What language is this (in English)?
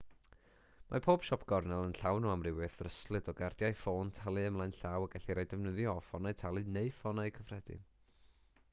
Welsh